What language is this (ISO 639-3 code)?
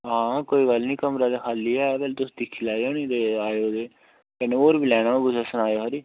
doi